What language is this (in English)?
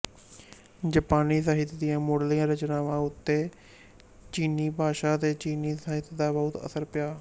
Punjabi